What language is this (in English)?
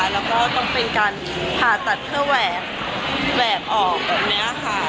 Thai